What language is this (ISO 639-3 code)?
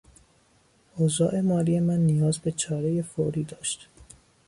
fas